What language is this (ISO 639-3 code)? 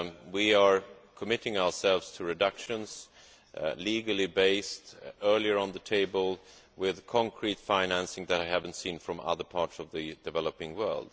eng